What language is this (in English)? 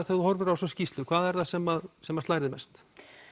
Icelandic